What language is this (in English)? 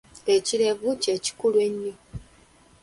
Ganda